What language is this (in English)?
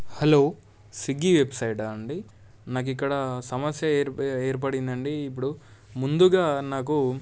Telugu